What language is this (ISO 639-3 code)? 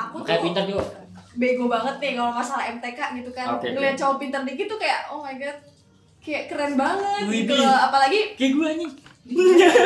ind